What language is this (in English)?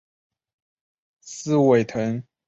Chinese